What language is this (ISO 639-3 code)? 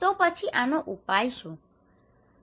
guj